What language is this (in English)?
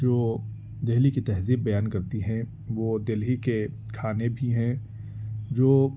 Urdu